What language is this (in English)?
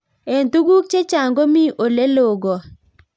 Kalenjin